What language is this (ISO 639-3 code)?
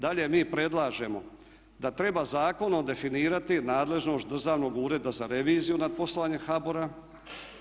hrv